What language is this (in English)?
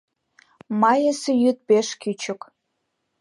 Mari